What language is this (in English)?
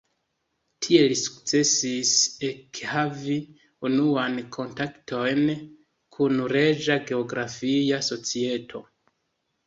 Esperanto